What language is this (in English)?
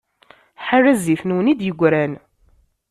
Kabyle